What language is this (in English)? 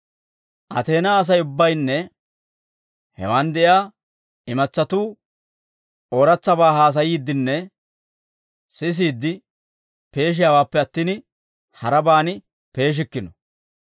Dawro